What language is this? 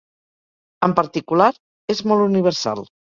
Catalan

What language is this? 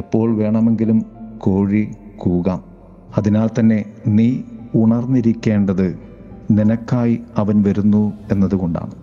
Malayalam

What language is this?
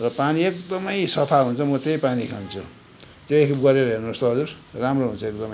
Nepali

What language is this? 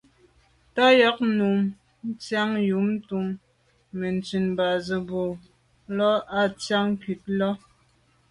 Medumba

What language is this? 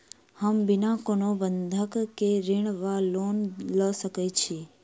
Maithili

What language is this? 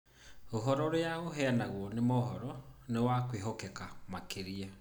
Kikuyu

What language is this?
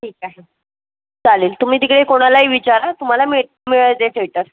Marathi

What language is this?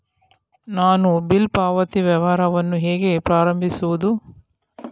Kannada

